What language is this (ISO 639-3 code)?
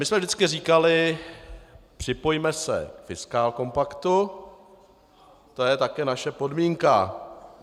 ces